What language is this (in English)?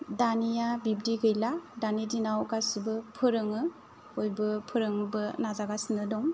Bodo